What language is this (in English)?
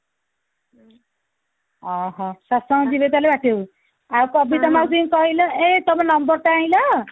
Odia